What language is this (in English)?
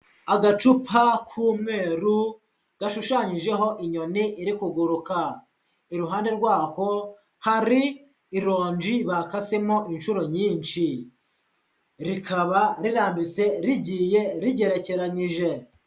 Kinyarwanda